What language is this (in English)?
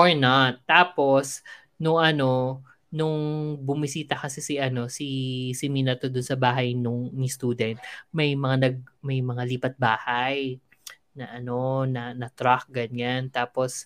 Filipino